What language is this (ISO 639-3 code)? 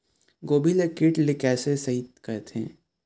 hne